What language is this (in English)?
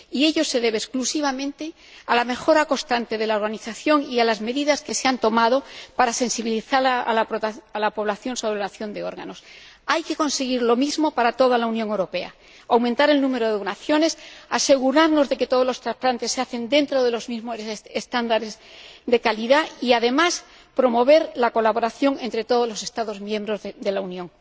Spanish